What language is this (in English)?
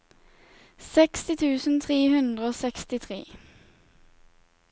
Norwegian